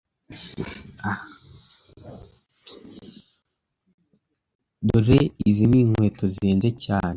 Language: Kinyarwanda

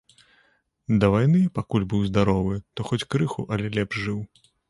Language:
Belarusian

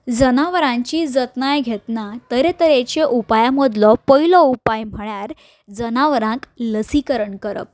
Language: Konkani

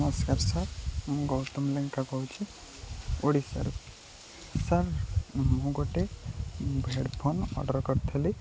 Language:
Odia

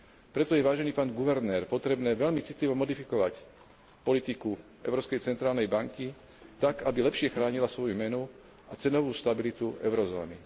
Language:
Slovak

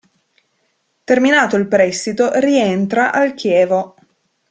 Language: Italian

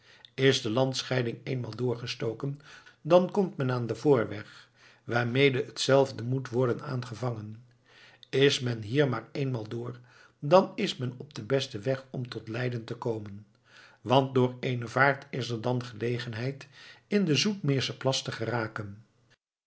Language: Dutch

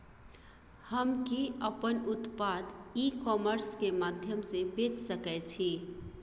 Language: Maithili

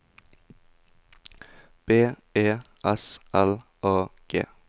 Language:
Norwegian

